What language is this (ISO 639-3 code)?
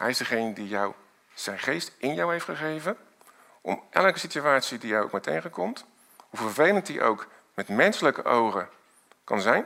nld